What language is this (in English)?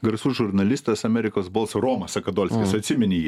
Lithuanian